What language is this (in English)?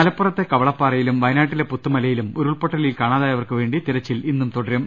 Malayalam